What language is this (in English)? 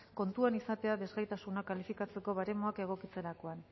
Basque